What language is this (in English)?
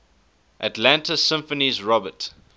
English